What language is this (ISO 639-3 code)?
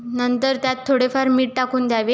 mar